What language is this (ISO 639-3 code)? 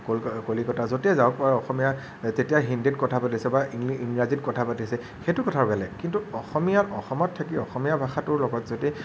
asm